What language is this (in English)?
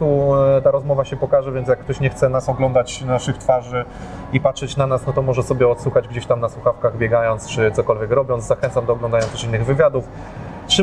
Polish